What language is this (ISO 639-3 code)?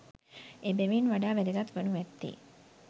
sin